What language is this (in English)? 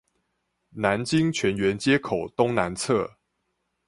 Chinese